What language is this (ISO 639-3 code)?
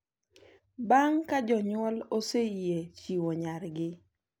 luo